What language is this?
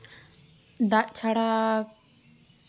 Santali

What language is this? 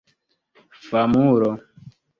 Esperanto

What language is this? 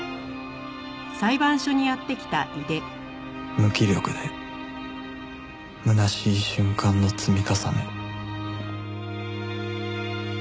Japanese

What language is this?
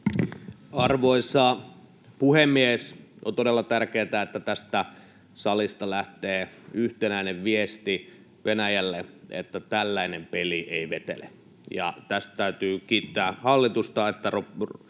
Finnish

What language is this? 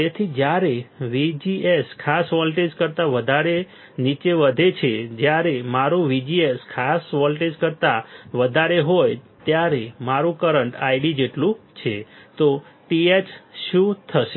Gujarati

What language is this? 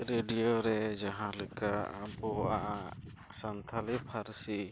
Santali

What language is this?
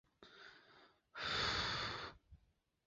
Chinese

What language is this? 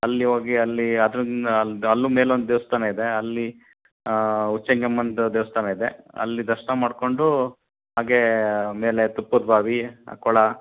Kannada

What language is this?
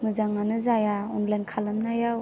Bodo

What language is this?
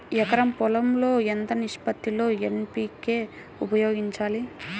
Telugu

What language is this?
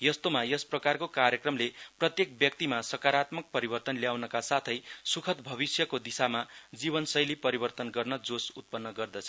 Nepali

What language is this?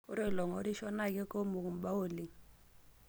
Masai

